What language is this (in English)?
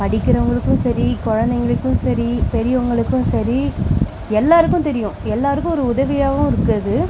Tamil